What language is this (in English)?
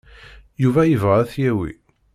Kabyle